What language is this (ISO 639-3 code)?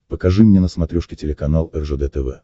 rus